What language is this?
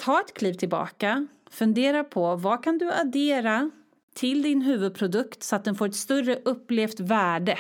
Swedish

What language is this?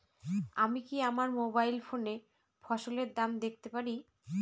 Bangla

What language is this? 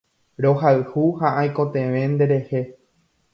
Guarani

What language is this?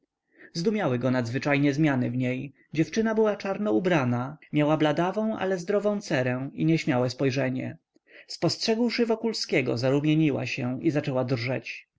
Polish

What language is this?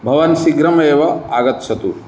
Sanskrit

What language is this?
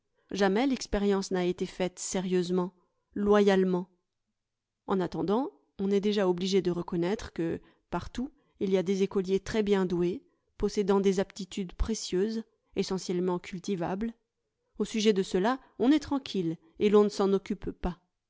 French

